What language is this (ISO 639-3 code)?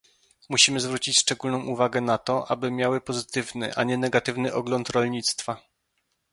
pol